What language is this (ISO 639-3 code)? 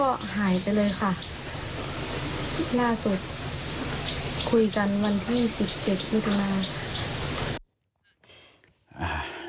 tha